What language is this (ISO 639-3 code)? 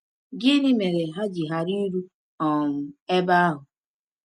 ibo